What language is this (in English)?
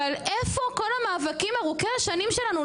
Hebrew